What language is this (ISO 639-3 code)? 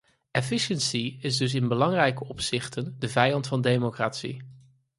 nld